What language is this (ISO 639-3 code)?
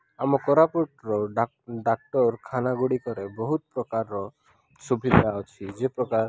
ori